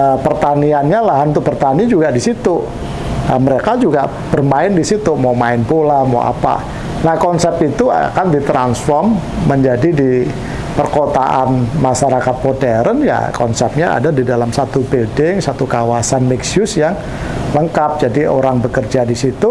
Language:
Indonesian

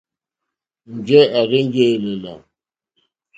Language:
Mokpwe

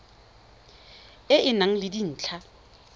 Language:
Tswana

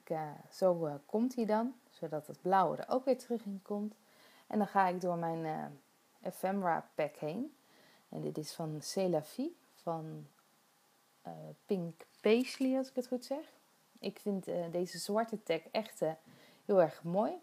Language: Dutch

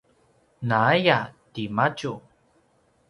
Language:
Paiwan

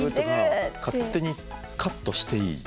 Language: Japanese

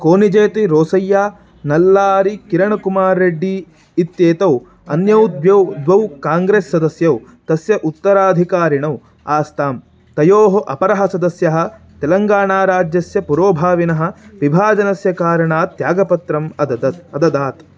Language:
Sanskrit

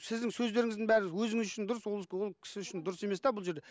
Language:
Kazakh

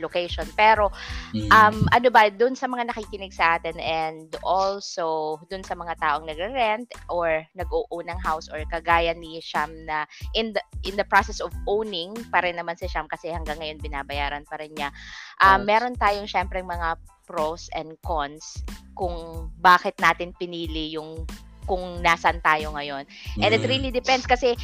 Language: Filipino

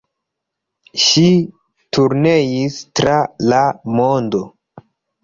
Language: Esperanto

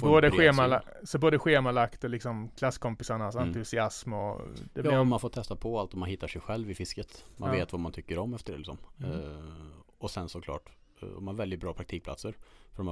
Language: Swedish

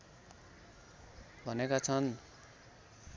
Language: Nepali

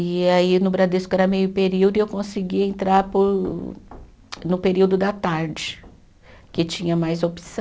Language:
Portuguese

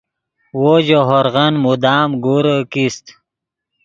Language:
Yidgha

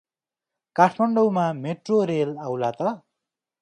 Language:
Nepali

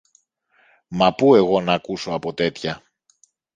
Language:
Greek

